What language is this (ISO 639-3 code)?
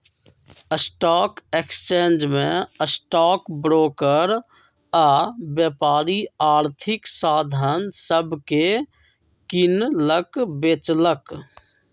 mag